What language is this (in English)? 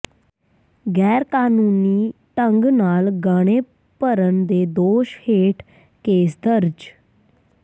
Punjabi